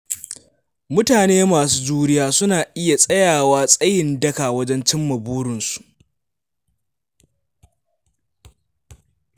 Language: Hausa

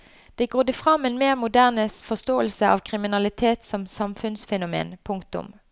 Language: Norwegian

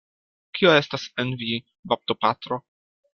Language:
Esperanto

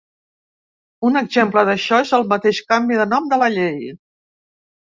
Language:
Catalan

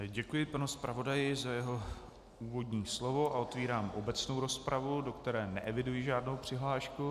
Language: Czech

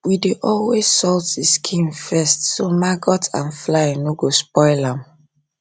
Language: Nigerian Pidgin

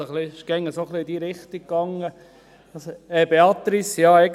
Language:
Swiss German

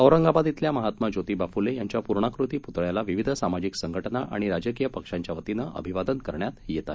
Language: Marathi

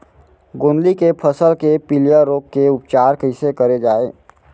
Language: Chhattisgarhi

